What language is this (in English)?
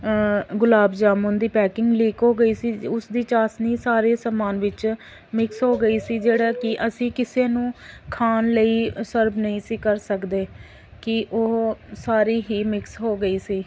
Punjabi